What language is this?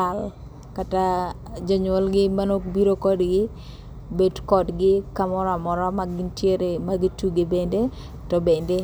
Luo (Kenya and Tanzania)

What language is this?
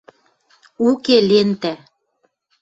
Western Mari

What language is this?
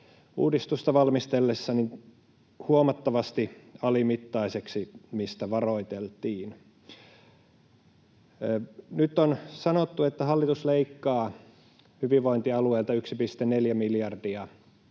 Finnish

